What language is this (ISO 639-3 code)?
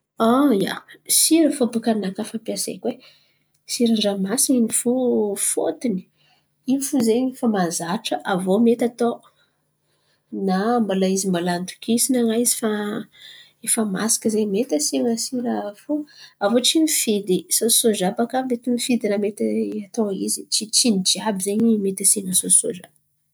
xmv